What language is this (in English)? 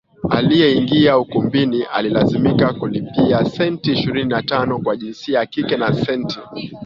Swahili